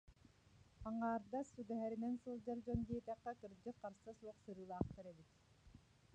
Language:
Yakut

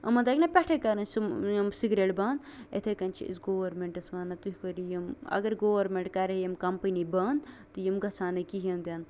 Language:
Kashmiri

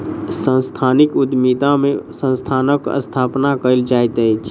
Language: Maithili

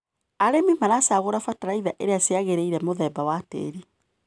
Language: Kikuyu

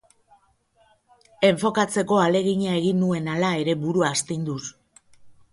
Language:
Basque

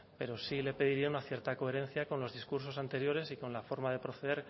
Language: Spanish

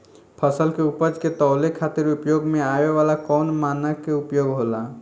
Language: Bhojpuri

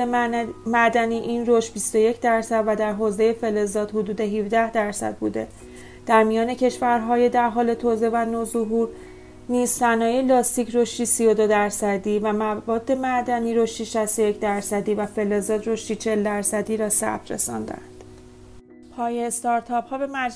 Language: Persian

